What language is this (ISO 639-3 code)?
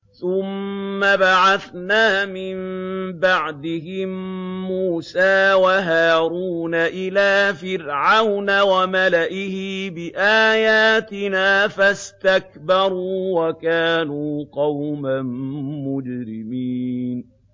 ara